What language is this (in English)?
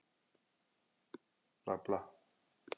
Icelandic